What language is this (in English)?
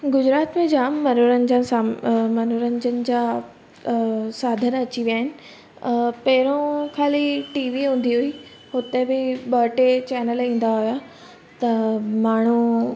Sindhi